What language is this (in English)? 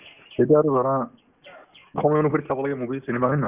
Assamese